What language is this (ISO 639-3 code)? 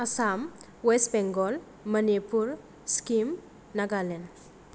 brx